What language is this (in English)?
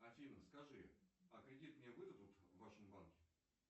Russian